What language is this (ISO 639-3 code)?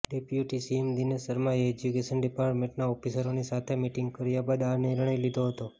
guj